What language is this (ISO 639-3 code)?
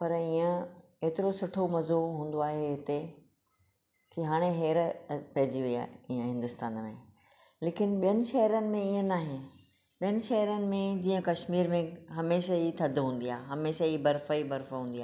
snd